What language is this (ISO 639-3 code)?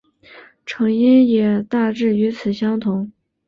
zho